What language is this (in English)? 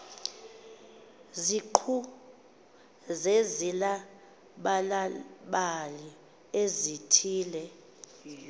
Xhosa